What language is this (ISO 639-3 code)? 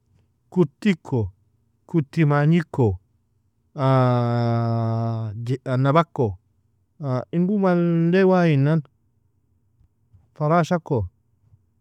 fia